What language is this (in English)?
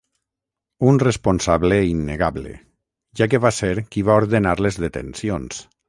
Catalan